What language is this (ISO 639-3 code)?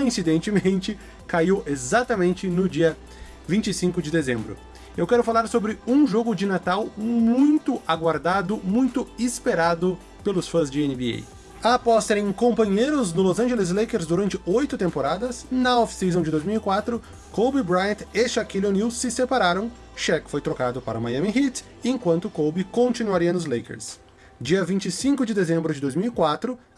por